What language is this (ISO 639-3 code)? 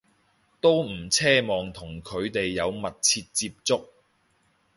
yue